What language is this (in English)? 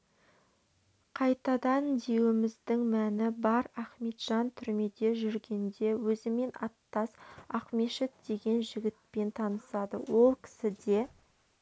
Kazakh